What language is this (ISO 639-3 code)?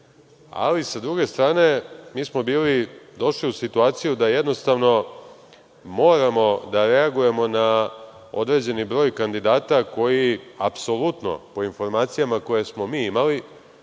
srp